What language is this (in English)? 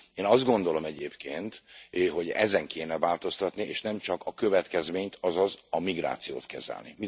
Hungarian